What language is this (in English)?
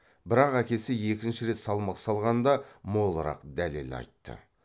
Kazakh